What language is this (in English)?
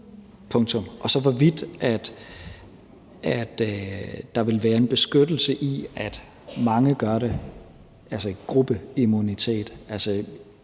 Danish